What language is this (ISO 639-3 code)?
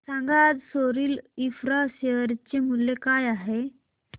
mar